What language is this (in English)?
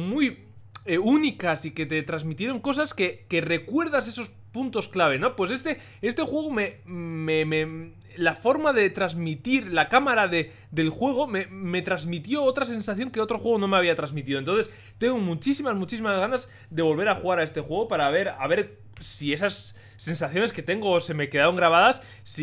Spanish